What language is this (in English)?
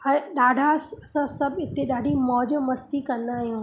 Sindhi